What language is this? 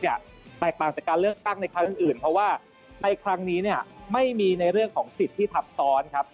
Thai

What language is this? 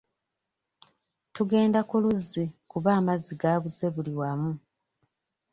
Ganda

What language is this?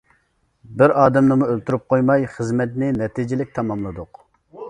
Uyghur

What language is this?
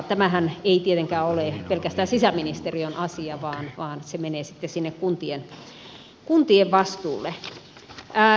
Finnish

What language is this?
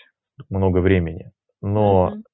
Russian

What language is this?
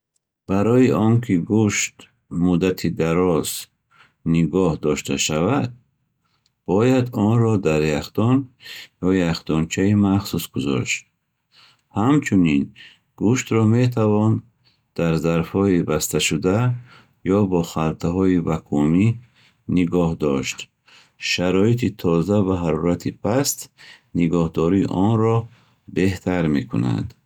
Bukharic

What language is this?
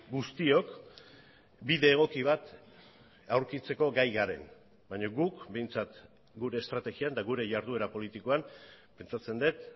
Basque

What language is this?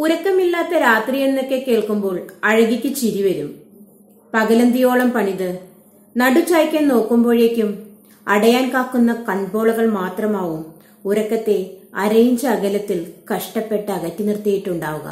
Malayalam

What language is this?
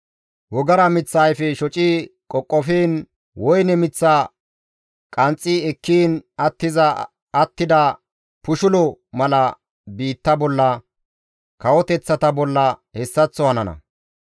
Gamo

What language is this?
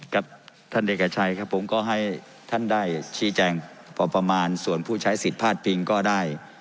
Thai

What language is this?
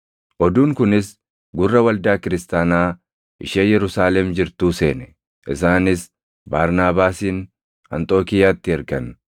Oromo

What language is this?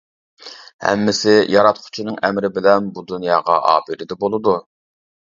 Uyghur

